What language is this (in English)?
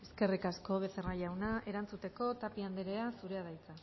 Basque